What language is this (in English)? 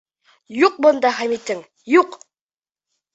Bashkir